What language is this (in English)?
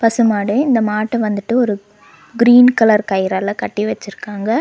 Tamil